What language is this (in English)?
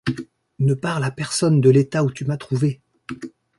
French